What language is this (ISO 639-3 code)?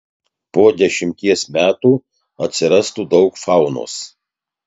lit